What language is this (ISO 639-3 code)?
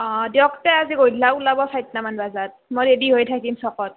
asm